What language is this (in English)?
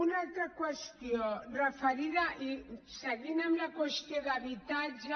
Catalan